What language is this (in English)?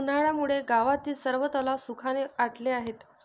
Marathi